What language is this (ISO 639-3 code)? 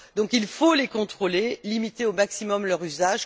fra